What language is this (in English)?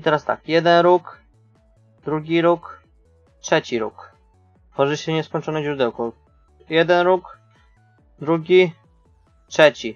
Polish